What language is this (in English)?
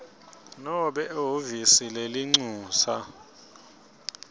Swati